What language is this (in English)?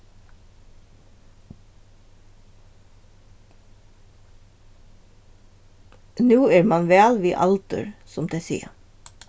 Faroese